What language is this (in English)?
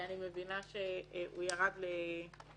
Hebrew